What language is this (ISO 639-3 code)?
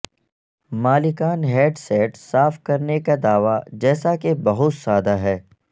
urd